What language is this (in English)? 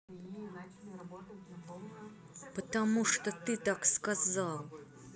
Russian